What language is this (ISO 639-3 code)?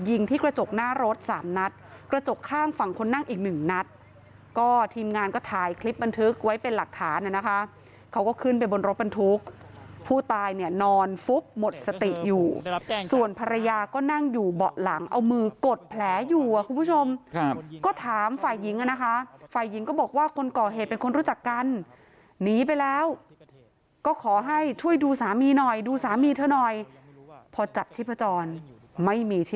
tha